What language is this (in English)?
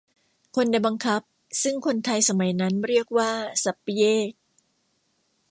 Thai